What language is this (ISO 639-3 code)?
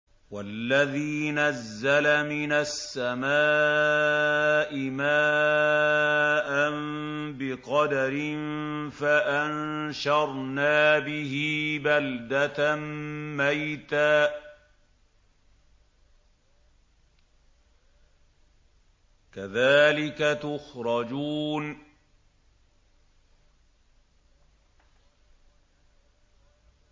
ara